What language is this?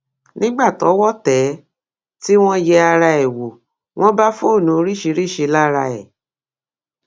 Yoruba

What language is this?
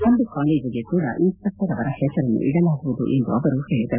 Kannada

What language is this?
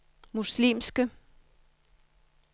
Danish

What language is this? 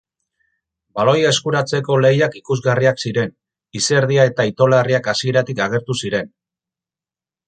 Basque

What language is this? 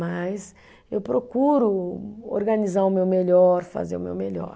Portuguese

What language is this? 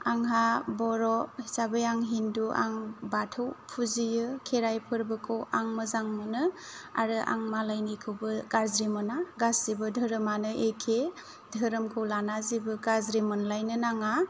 Bodo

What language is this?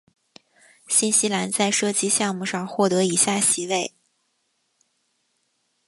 Chinese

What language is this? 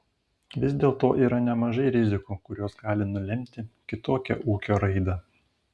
Lithuanian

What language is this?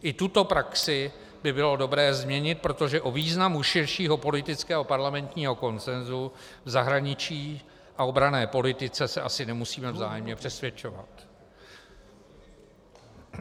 Czech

